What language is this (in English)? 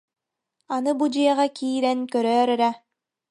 Yakut